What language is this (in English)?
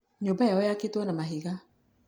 Kikuyu